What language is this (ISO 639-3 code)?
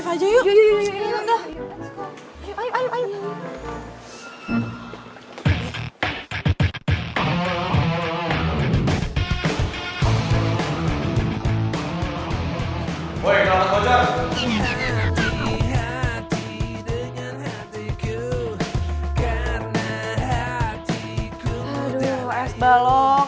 ind